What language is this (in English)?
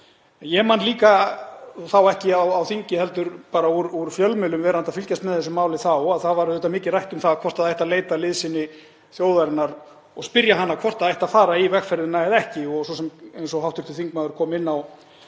Icelandic